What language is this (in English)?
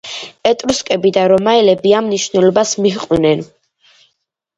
Georgian